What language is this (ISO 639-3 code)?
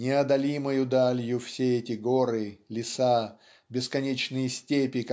rus